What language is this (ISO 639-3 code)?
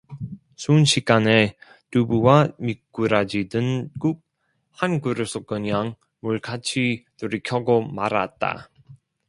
kor